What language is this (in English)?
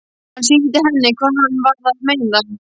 Icelandic